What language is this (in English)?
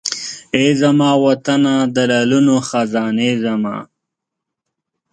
Pashto